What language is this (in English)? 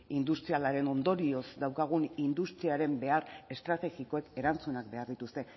Basque